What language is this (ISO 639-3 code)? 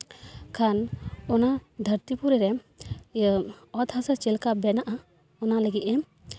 sat